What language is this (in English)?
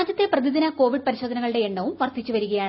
Malayalam